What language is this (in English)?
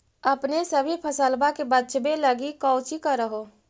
Magahi